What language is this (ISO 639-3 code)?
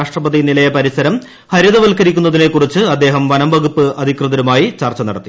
mal